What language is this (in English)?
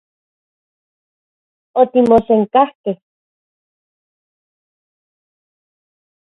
Central Puebla Nahuatl